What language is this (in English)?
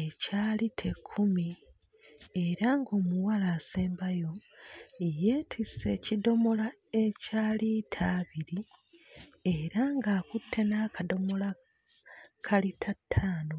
Ganda